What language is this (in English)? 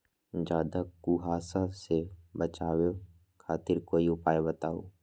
Magahi